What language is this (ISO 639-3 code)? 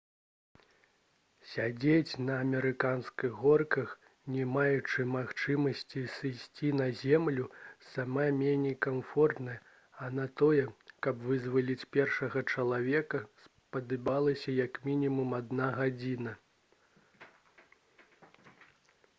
bel